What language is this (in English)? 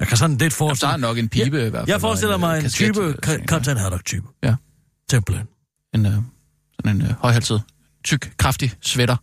Danish